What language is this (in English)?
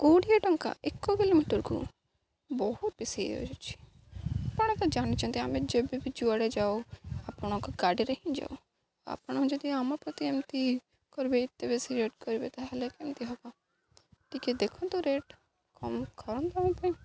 Odia